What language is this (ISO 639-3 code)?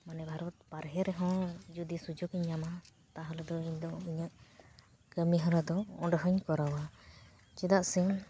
sat